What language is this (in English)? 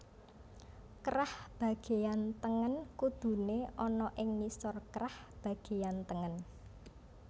Javanese